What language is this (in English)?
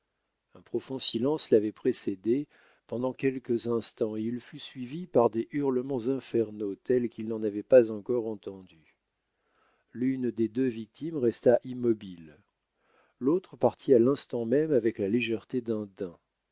French